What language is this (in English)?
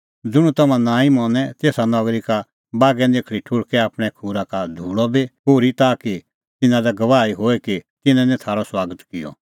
Kullu Pahari